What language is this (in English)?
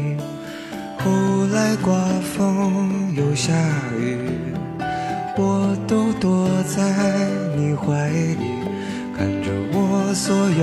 Chinese